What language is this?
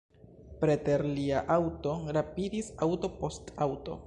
Esperanto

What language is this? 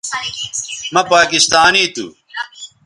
Bateri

